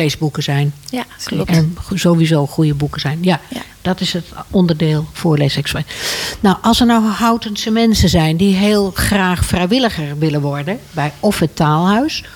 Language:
Dutch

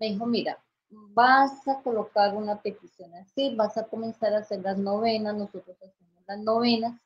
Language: Spanish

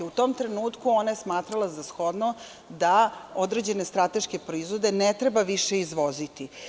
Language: Serbian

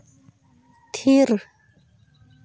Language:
Santali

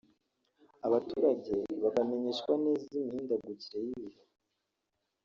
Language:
Kinyarwanda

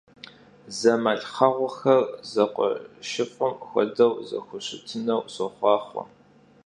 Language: Kabardian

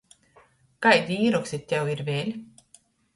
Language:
Latgalian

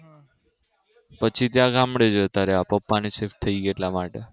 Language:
Gujarati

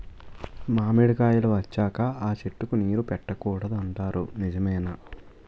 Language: Telugu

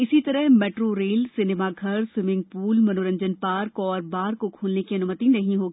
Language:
Hindi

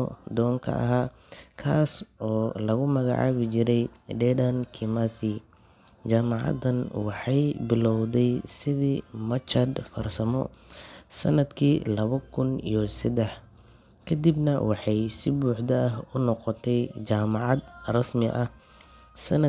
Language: Somali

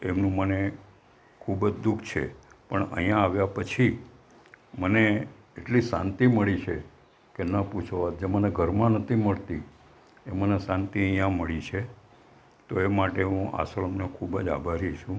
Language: Gujarati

